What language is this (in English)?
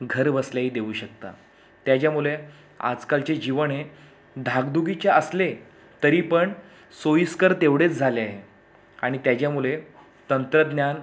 Marathi